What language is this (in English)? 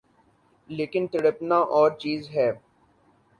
Urdu